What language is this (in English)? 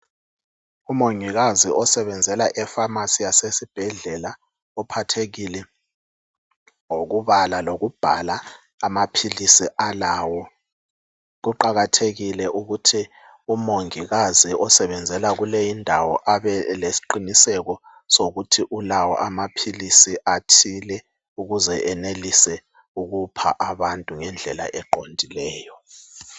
North Ndebele